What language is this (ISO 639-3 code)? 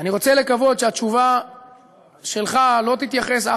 heb